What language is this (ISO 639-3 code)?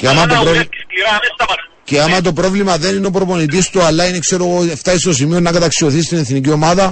ell